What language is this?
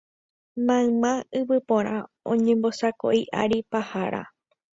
Guarani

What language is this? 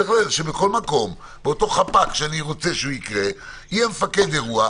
Hebrew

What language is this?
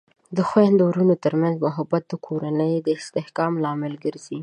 Pashto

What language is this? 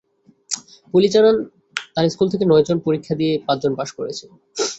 Bangla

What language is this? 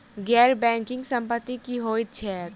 Maithili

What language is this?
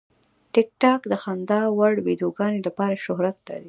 Pashto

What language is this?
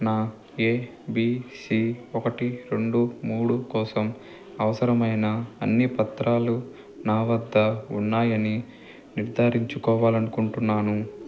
Telugu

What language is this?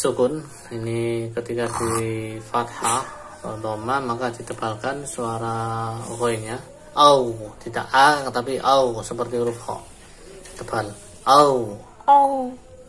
Indonesian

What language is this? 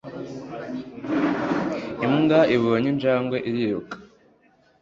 Kinyarwanda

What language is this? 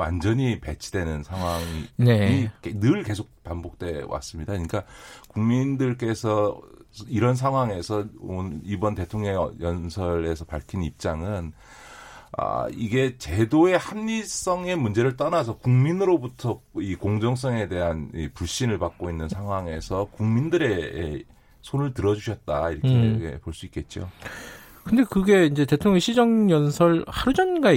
Korean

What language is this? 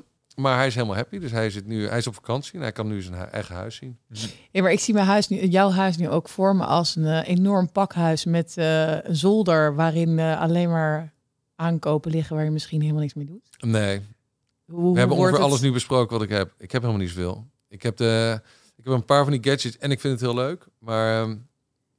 Dutch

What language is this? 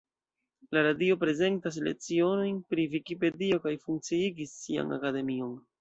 Esperanto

